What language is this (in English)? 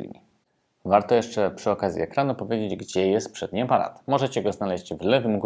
Polish